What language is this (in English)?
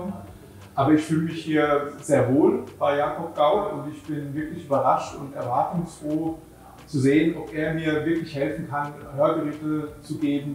German